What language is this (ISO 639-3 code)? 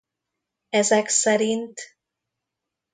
hun